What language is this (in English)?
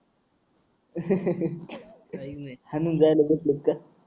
Marathi